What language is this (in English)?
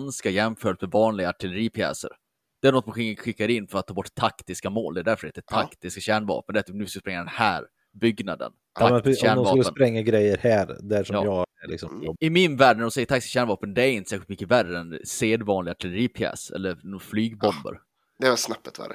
Swedish